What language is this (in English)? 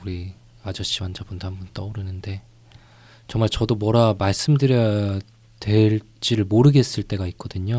Korean